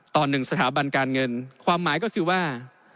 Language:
Thai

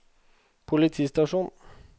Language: Norwegian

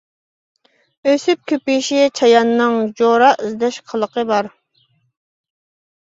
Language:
Uyghur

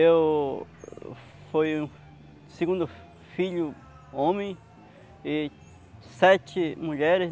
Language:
Portuguese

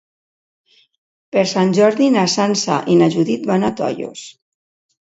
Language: Catalan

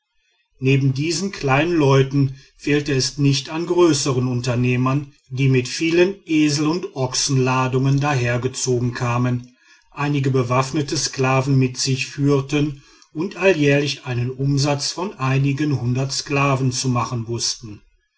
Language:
German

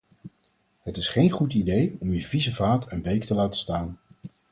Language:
Dutch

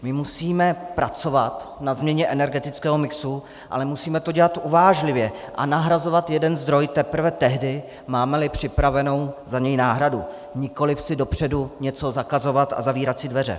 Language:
Czech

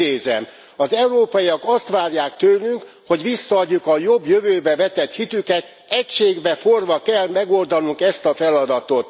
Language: Hungarian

